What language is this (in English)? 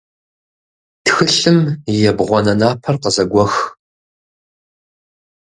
Kabardian